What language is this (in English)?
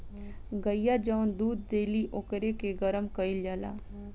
Bhojpuri